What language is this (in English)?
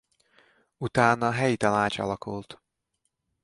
Hungarian